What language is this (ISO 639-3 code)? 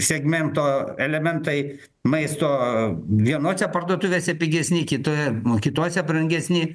lit